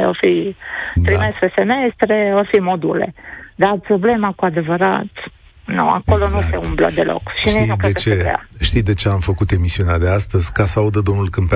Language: Romanian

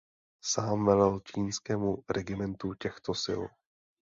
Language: Czech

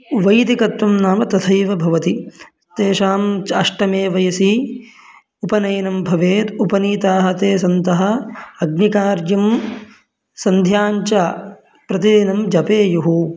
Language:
Sanskrit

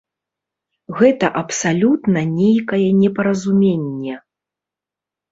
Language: Belarusian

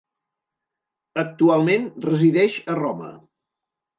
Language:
Catalan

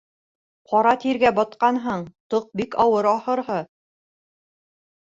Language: Bashkir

